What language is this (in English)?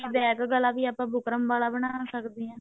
Punjabi